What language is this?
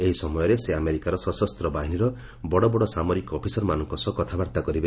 Odia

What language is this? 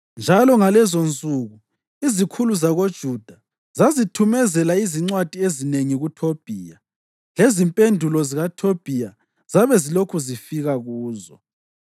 North Ndebele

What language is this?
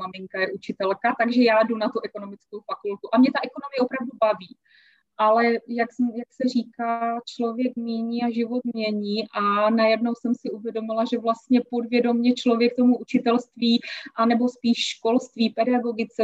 Czech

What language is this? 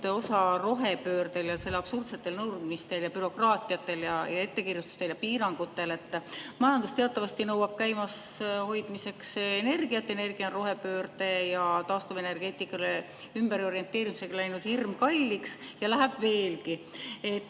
Estonian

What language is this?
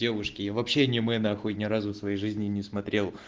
Russian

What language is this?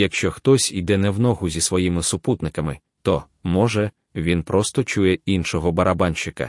Ukrainian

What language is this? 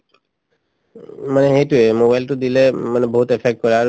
Assamese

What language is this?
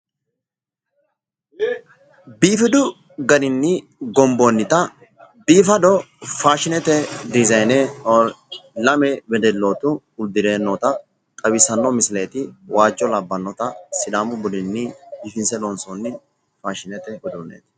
Sidamo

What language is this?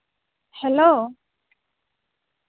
Santali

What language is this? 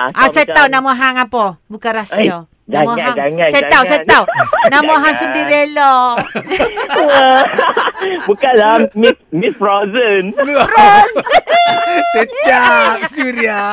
Malay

